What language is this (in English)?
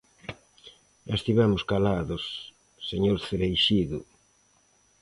Galician